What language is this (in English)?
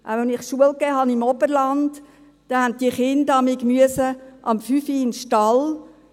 Swiss German